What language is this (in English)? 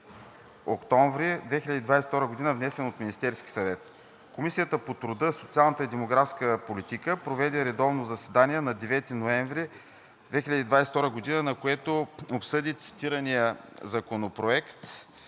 Bulgarian